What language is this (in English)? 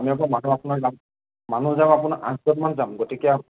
Assamese